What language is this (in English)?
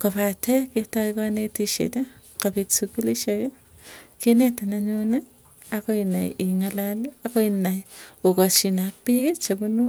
Tugen